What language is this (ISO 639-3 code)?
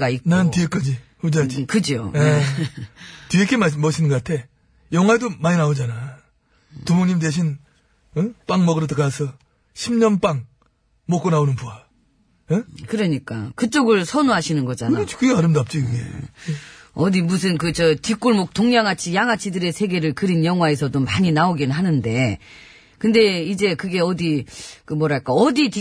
kor